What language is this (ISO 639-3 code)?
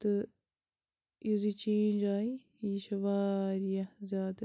kas